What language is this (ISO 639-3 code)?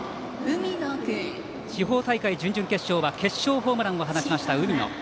jpn